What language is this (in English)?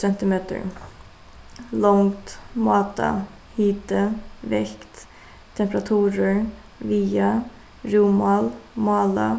Faroese